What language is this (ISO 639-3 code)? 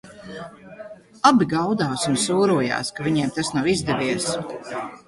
lav